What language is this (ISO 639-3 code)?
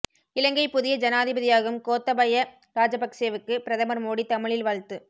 tam